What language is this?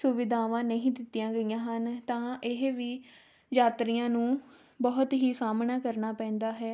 Punjabi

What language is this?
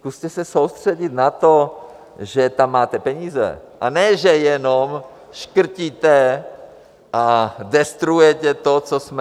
Czech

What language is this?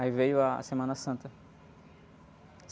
Portuguese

